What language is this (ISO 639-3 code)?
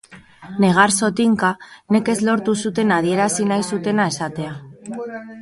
eus